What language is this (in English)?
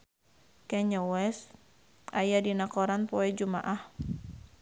Sundanese